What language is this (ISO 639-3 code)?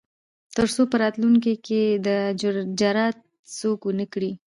pus